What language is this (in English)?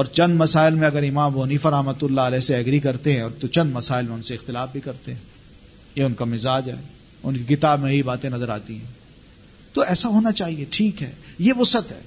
Urdu